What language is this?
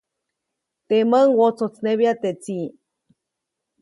Copainalá Zoque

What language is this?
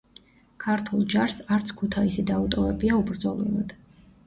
Georgian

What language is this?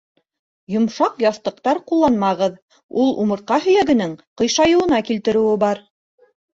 Bashkir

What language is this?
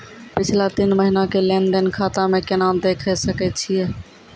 Maithili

